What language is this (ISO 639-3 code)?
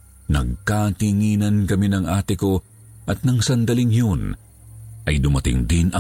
fil